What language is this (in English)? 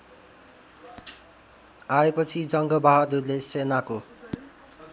Nepali